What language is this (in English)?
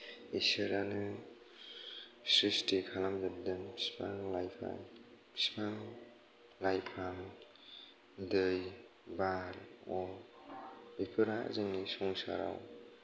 Bodo